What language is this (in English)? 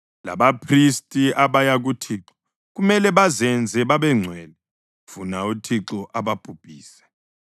North Ndebele